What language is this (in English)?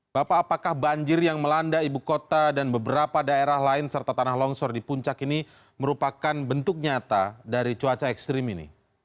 Indonesian